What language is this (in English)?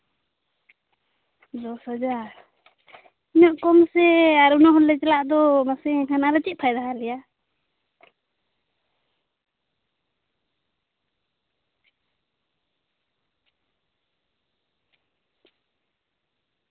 Santali